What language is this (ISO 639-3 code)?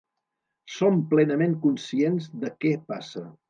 cat